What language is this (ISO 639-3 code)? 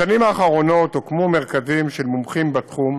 heb